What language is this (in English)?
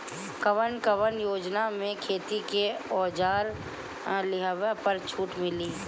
Bhojpuri